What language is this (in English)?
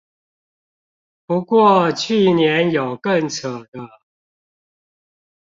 Chinese